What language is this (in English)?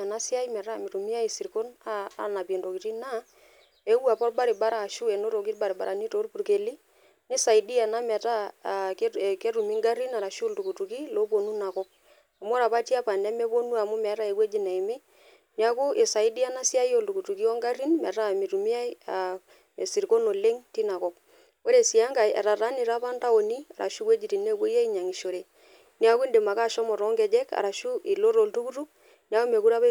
Masai